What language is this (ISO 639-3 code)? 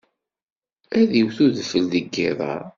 kab